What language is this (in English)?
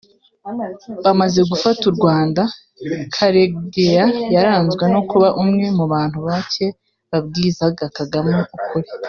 Kinyarwanda